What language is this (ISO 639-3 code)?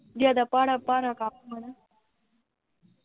pan